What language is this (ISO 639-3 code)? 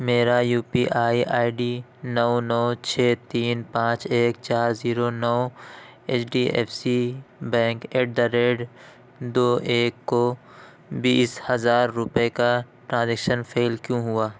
urd